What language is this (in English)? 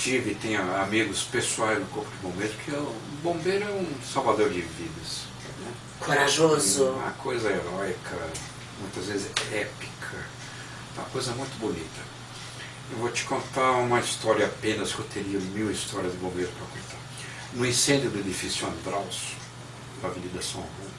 Portuguese